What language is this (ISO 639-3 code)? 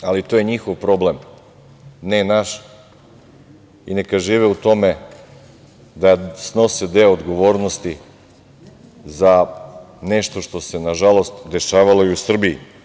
srp